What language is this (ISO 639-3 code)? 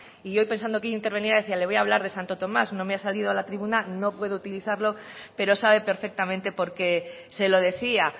spa